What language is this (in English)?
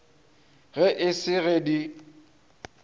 Northern Sotho